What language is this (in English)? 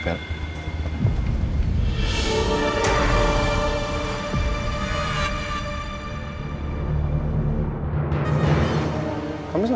Indonesian